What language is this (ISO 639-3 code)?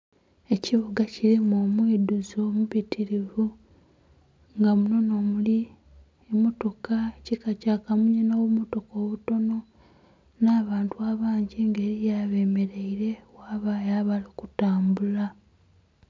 xog